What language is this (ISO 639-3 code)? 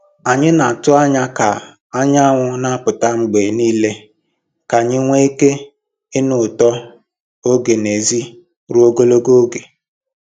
ibo